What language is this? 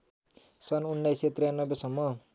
Nepali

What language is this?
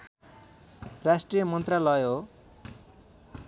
Nepali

